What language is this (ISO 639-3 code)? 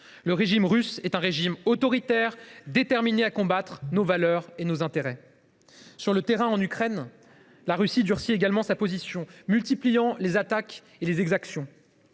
fra